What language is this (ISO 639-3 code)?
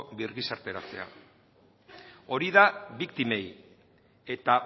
eus